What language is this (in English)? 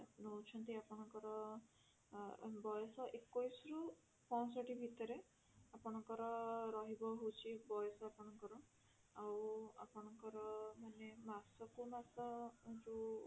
Odia